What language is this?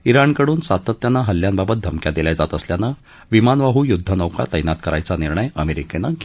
Marathi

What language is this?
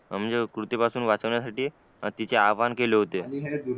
Marathi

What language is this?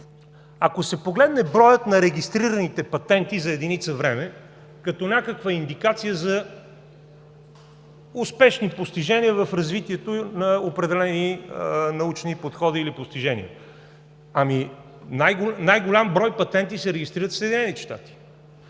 Bulgarian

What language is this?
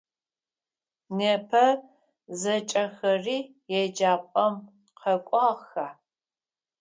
Adyghe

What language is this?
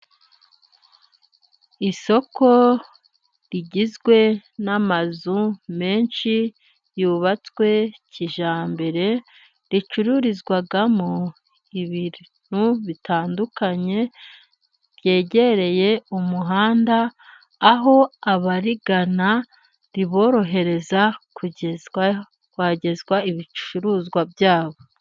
Kinyarwanda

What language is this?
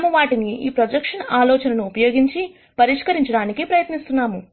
Telugu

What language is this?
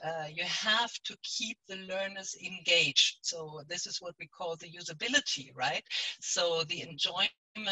English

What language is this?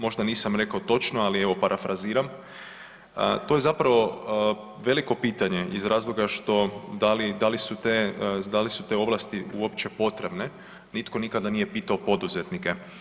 Croatian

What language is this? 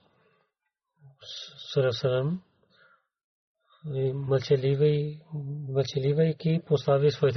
Bulgarian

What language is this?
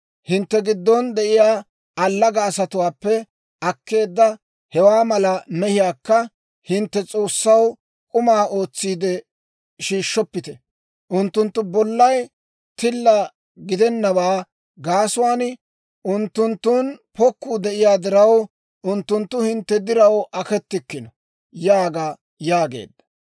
Dawro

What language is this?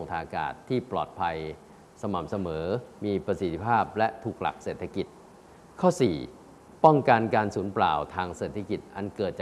Thai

